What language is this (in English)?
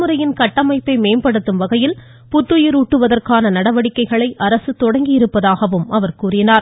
Tamil